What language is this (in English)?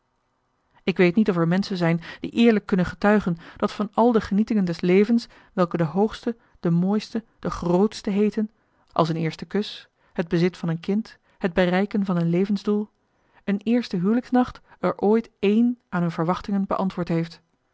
Dutch